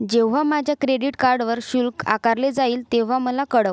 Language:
Marathi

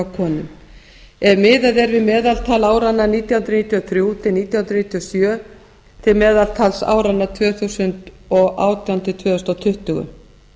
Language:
Icelandic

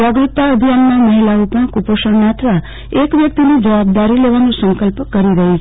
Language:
Gujarati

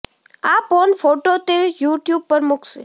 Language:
Gujarati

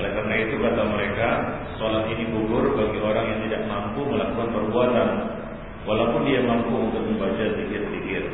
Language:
Malay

